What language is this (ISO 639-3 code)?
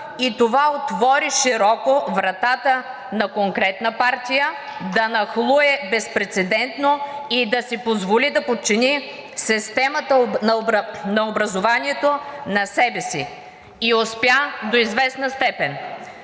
bul